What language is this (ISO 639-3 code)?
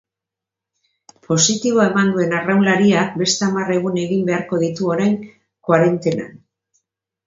eus